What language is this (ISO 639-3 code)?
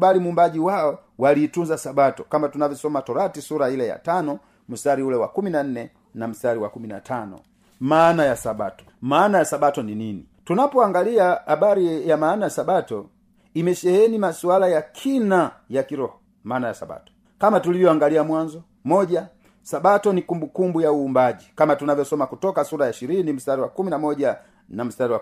swa